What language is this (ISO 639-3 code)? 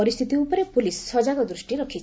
ori